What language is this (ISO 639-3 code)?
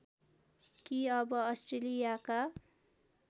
nep